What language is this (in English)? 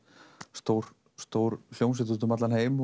Icelandic